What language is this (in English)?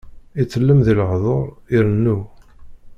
Kabyle